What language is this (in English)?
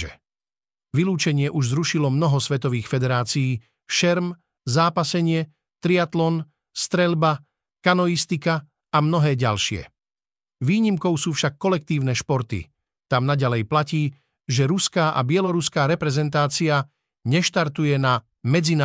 Slovak